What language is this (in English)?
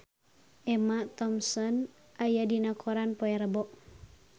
Sundanese